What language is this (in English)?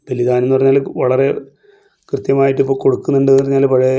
Malayalam